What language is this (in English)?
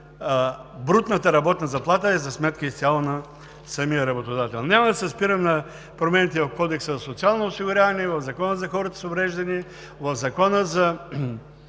Bulgarian